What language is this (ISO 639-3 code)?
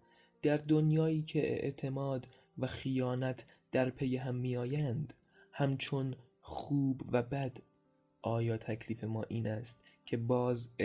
fas